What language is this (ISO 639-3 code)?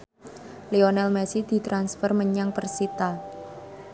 jav